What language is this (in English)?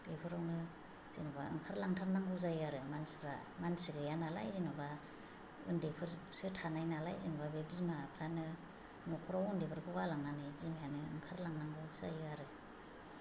Bodo